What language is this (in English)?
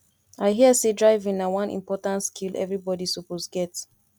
Nigerian Pidgin